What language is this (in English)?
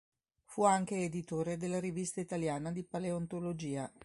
Italian